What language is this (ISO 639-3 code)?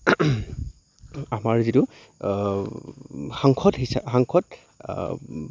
asm